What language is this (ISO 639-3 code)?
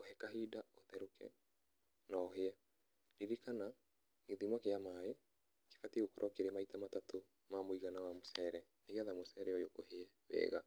kik